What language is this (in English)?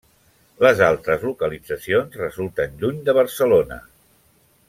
Catalan